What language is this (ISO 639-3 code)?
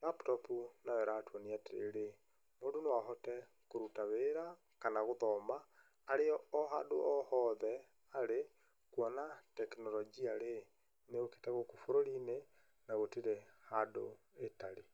kik